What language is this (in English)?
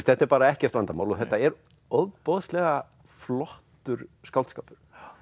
Icelandic